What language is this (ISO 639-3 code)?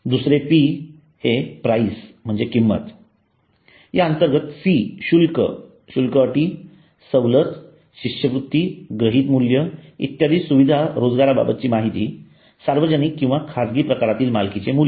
mar